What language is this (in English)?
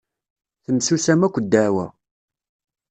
Kabyle